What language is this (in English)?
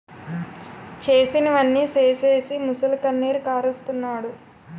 Telugu